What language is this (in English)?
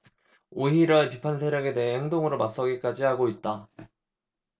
Korean